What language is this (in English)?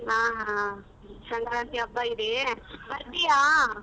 Kannada